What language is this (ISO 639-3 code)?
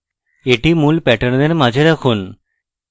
ben